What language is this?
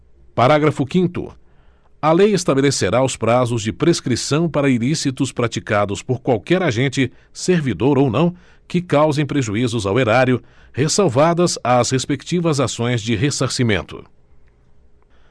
Portuguese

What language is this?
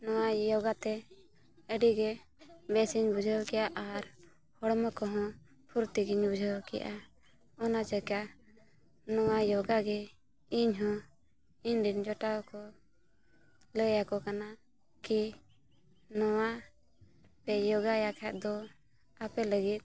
Santali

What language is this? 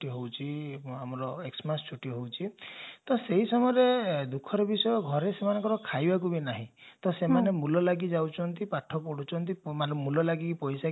Odia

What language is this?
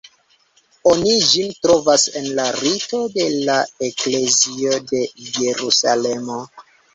Esperanto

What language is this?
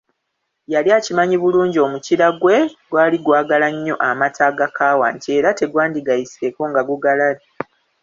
Ganda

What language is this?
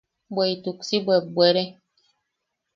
Yaqui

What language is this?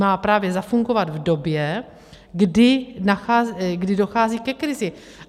Czech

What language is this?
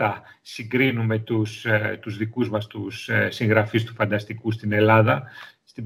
Greek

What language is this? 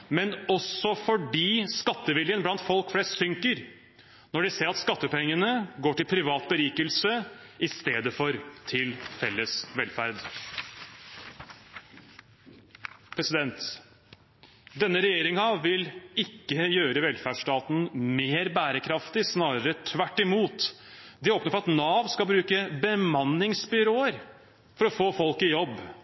Norwegian Bokmål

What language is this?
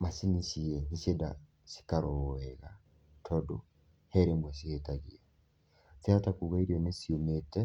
Kikuyu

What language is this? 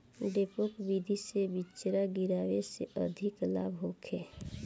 Bhojpuri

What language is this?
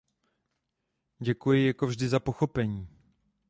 Czech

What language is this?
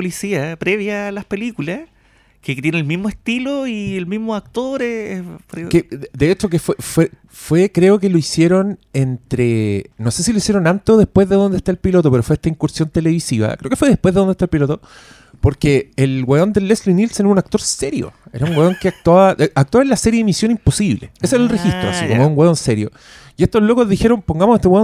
Spanish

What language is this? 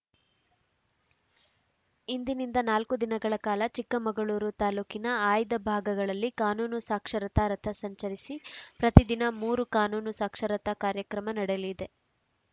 Kannada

